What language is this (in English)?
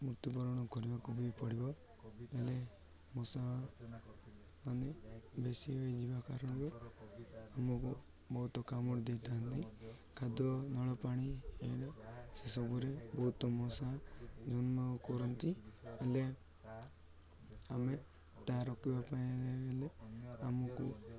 Odia